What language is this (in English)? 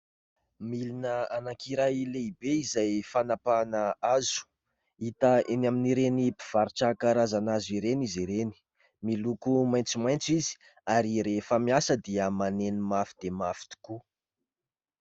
Malagasy